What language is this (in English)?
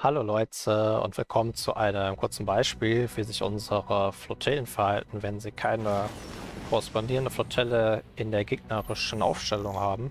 German